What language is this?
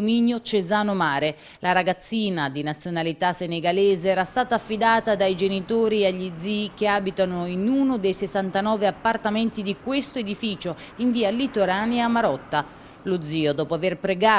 Italian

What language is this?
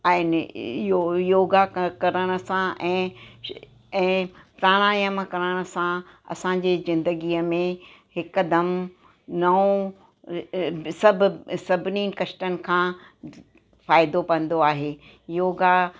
Sindhi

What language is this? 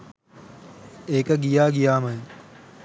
Sinhala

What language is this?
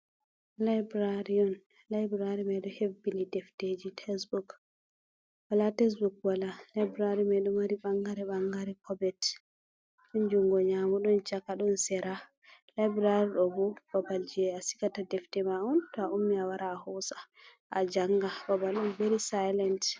Fula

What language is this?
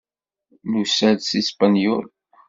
Kabyle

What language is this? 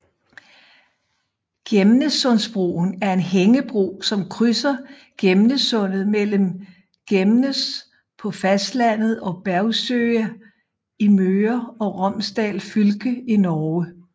Danish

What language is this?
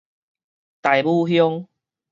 Min Nan Chinese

